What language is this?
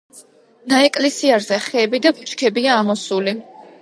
Georgian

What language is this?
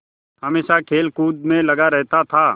Hindi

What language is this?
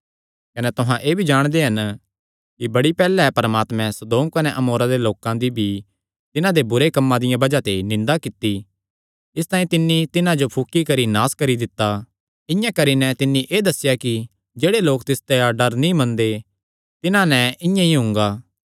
Kangri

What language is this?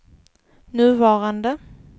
Swedish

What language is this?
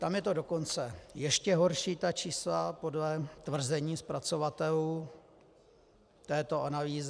Czech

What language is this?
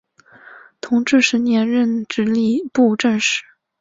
Chinese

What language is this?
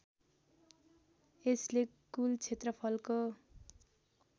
Nepali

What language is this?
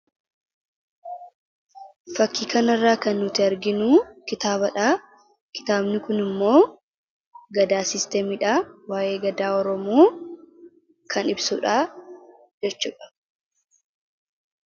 Oromo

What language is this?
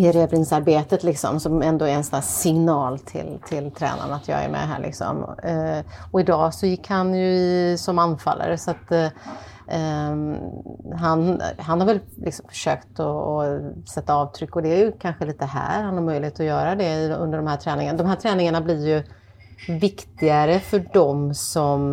Swedish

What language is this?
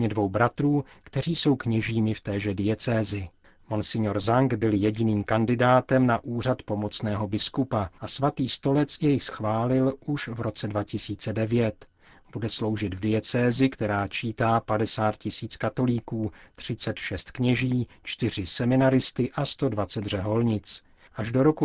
Czech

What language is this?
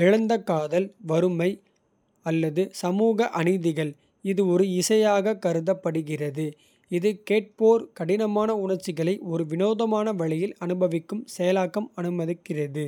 Kota (India)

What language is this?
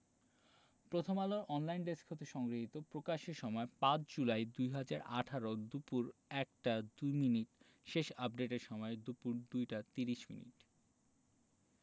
Bangla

